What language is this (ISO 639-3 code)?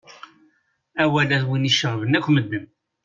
kab